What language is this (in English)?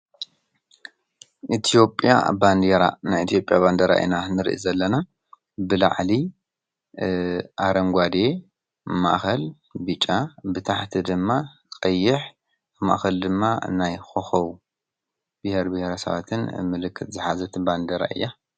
Tigrinya